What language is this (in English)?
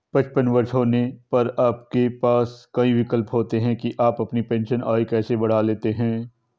Hindi